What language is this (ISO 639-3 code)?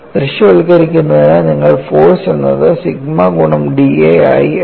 mal